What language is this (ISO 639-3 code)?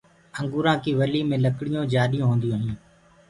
ggg